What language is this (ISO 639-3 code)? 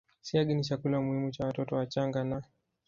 swa